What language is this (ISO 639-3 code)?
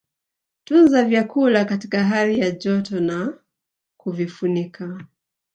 swa